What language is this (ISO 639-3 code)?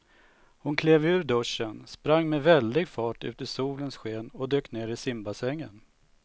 swe